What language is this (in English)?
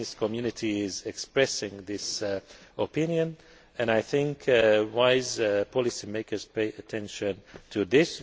English